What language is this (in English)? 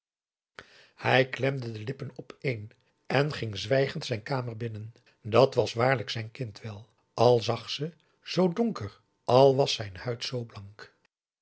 Dutch